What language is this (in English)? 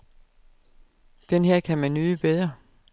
Danish